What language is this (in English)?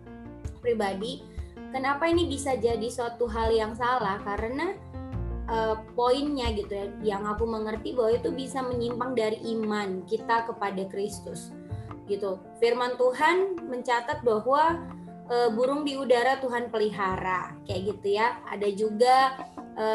Indonesian